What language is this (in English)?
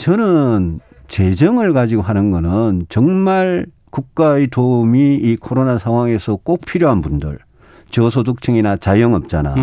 Korean